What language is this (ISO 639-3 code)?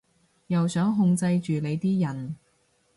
yue